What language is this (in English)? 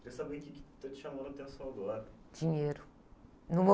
Portuguese